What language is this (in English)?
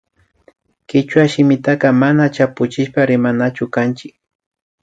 Imbabura Highland Quichua